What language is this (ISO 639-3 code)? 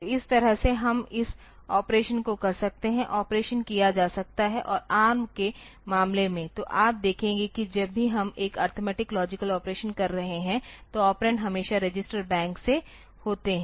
hin